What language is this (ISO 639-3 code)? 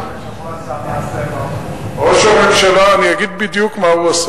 heb